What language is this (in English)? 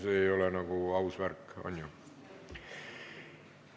Estonian